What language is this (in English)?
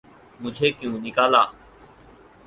Urdu